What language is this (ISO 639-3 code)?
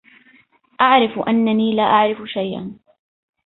ara